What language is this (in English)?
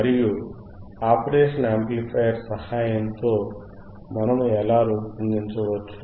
Telugu